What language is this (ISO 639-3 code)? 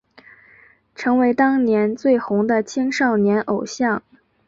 zho